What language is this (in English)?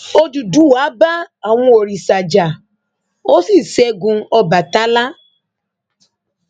Yoruba